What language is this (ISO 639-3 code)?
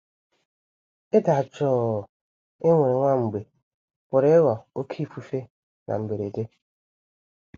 ibo